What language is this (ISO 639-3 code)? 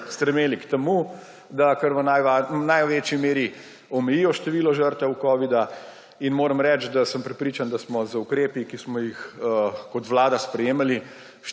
slv